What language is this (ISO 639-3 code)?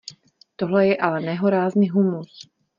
ces